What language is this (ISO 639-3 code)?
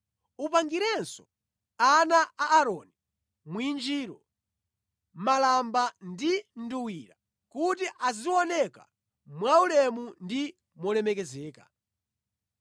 nya